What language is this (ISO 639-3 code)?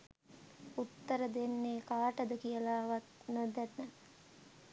sin